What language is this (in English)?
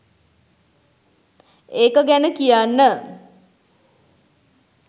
Sinhala